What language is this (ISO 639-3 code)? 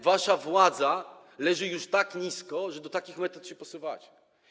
pol